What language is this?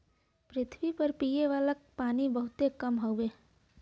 Bhojpuri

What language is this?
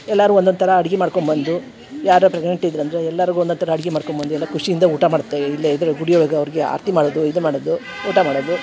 Kannada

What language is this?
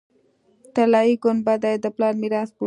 Pashto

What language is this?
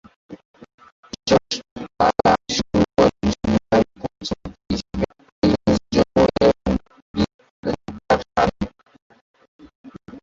Bangla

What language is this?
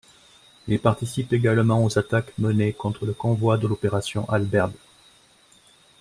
French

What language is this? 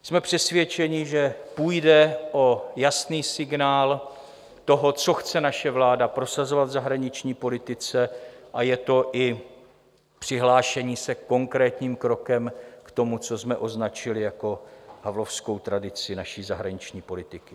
Czech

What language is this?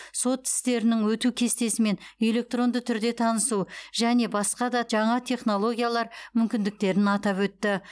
Kazakh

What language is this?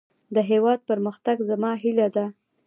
Pashto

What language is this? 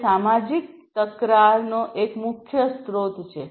Gujarati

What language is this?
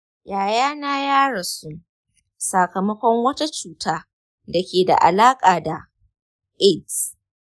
Hausa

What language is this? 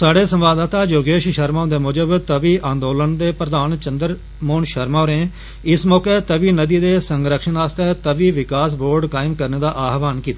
Dogri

